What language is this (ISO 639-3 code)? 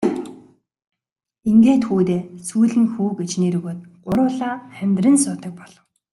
mon